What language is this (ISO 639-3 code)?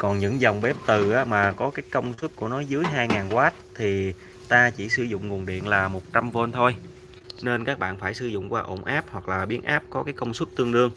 vie